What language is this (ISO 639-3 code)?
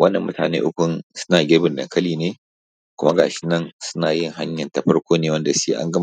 hau